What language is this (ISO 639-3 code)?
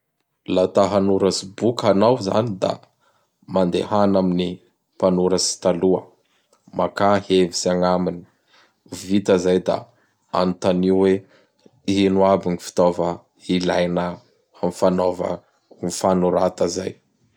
bhr